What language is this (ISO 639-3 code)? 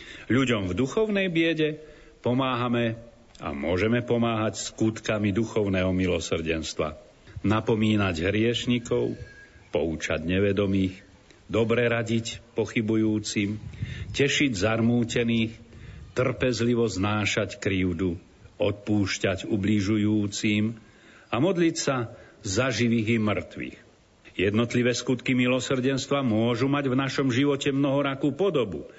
slk